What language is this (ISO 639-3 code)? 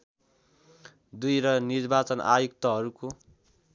nep